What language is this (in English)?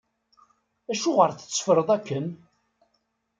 Kabyle